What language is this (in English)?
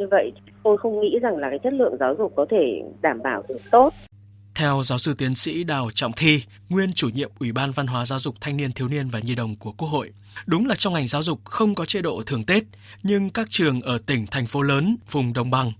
Vietnamese